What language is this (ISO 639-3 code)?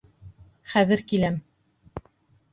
bak